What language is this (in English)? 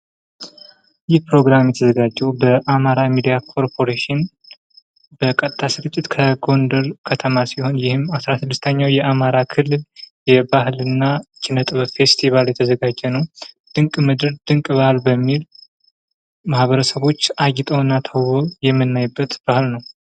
Amharic